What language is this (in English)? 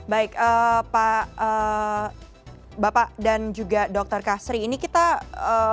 Indonesian